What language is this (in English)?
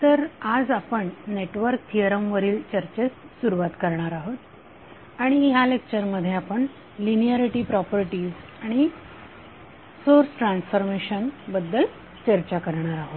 Marathi